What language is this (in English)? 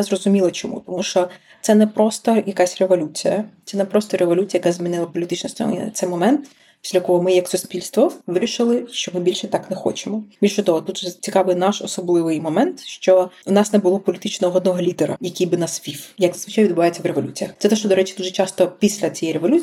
Ukrainian